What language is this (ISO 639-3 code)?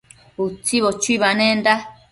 mcf